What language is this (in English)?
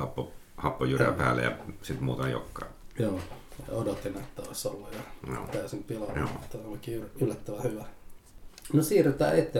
Finnish